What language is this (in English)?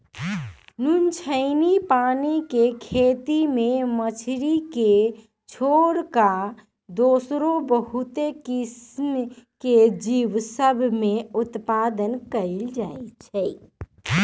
Magahi